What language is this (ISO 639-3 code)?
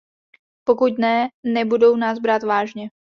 ces